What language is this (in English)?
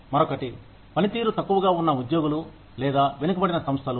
Telugu